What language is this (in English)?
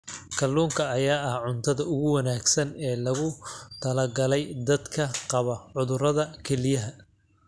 Somali